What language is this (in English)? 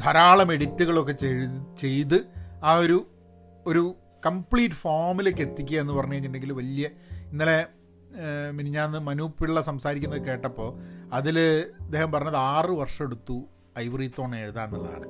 Malayalam